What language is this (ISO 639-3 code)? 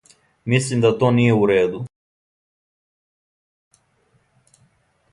srp